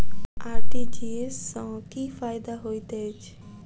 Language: Maithili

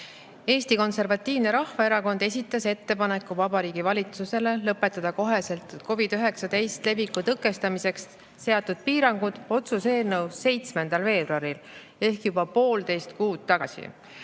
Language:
Estonian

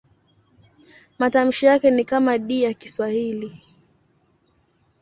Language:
Swahili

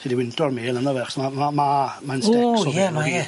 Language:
Welsh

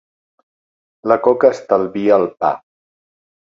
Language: Catalan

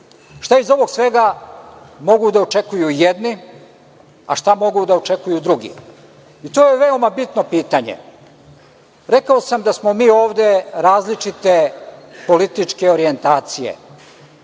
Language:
Serbian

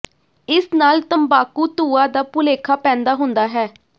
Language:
Punjabi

